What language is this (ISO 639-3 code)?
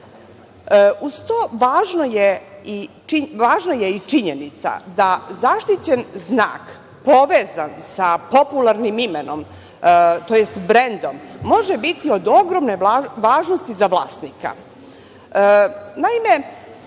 srp